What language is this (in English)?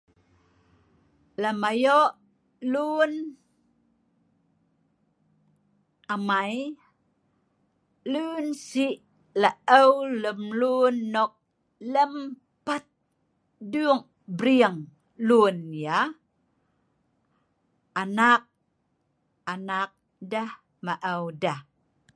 Sa'ban